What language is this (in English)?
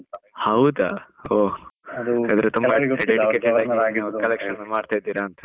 Kannada